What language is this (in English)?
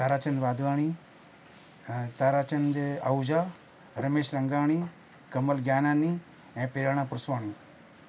Sindhi